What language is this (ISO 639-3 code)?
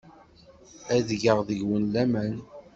kab